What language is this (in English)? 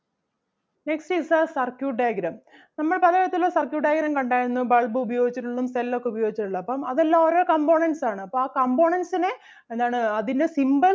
Malayalam